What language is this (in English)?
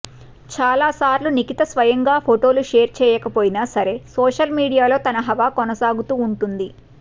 Telugu